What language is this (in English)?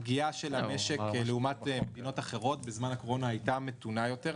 Hebrew